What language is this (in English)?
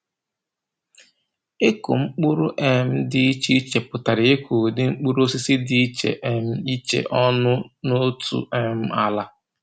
Igbo